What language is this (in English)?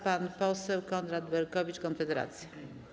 Polish